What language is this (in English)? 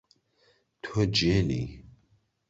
Central Kurdish